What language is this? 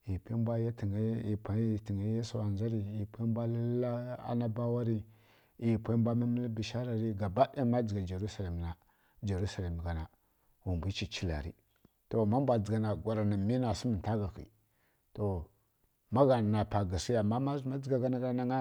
Kirya-Konzəl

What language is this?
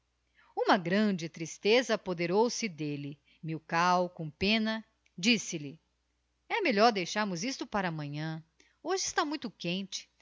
Portuguese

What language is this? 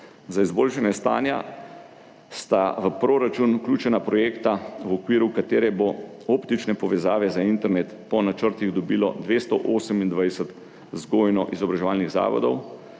Slovenian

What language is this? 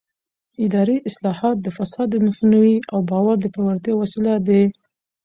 Pashto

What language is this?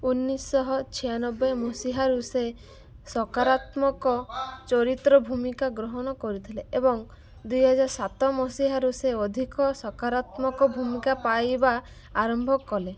Odia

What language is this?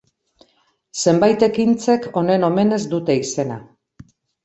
Basque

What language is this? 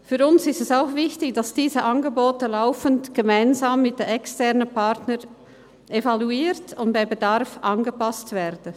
Swiss German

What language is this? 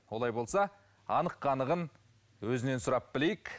Kazakh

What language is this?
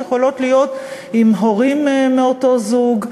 Hebrew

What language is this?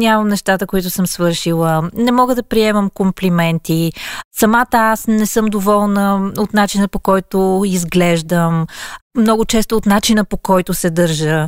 Bulgarian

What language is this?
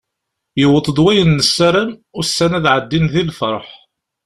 Kabyle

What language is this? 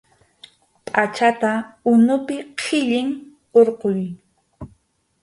Arequipa-La Unión Quechua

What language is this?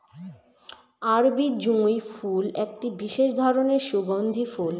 Bangla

